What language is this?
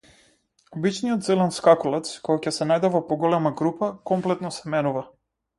Macedonian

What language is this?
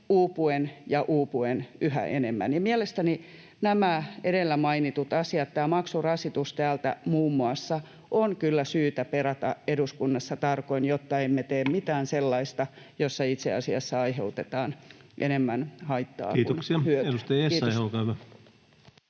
Finnish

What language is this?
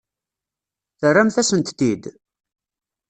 Kabyle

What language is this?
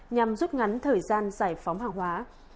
Vietnamese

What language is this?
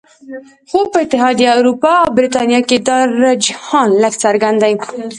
Pashto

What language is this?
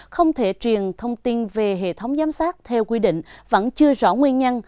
Vietnamese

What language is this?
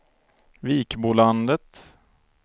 Swedish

